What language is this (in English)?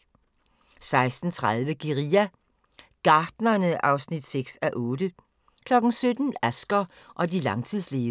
Danish